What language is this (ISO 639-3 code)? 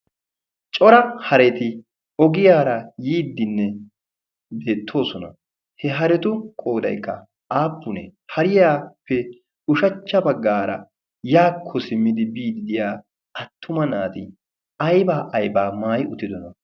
wal